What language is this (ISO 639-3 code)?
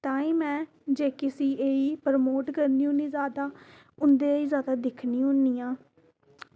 doi